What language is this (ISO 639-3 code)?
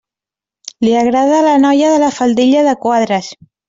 cat